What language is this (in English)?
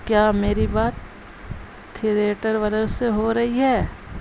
Urdu